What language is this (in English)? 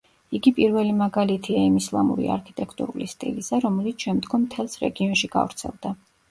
Georgian